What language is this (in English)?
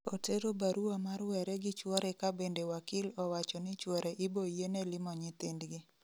Luo (Kenya and Tanzania)